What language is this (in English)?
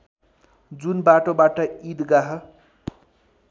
Nepali